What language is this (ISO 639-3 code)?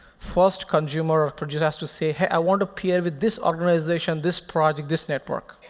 eng